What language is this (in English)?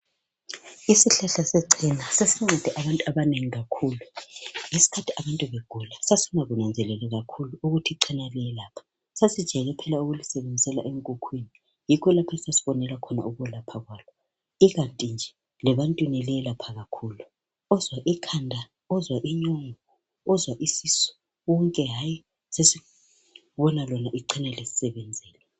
North Ndebele